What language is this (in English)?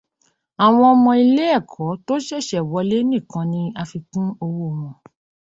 Yoruba